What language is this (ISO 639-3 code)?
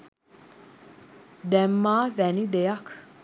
sin